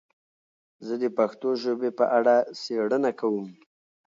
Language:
Pashto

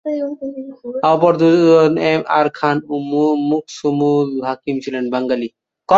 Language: Bangla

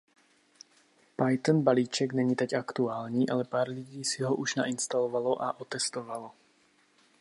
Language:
Czech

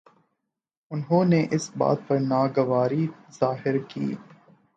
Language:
Urdu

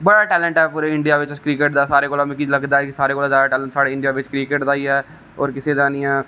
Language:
Dogri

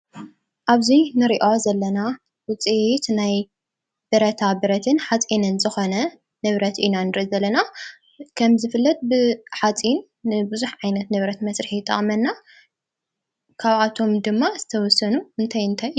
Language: Tigrinya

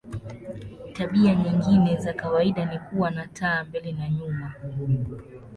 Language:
Swahili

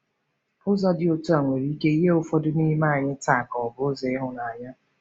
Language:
Igbo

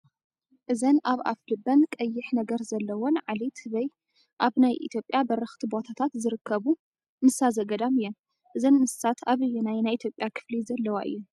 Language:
Tigrinya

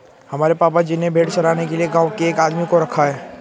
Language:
Hindi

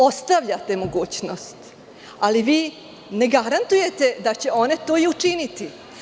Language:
Serbian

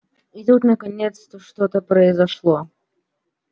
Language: Russian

